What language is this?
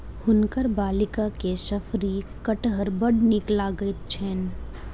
Maithili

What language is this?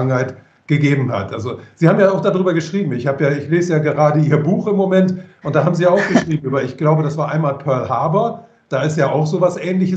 German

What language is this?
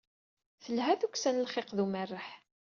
Kabyle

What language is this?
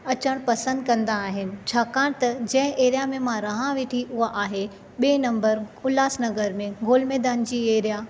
Sindhi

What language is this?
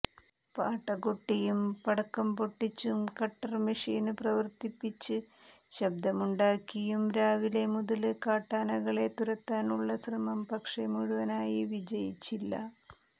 Malayalam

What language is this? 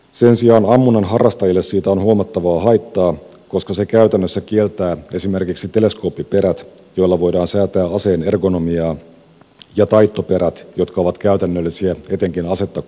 Finnish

